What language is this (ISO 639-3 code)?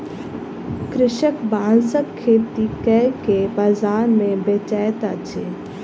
mai